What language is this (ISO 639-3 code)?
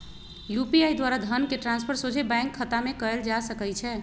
mag